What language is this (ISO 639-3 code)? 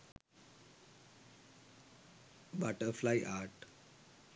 sin